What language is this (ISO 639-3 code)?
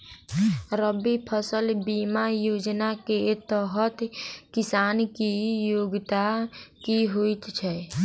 mai